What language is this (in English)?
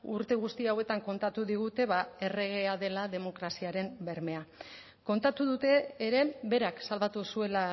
Basque